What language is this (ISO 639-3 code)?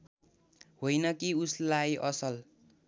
nep